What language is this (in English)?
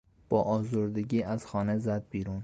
Persian